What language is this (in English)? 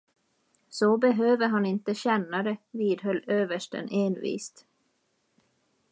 Swedish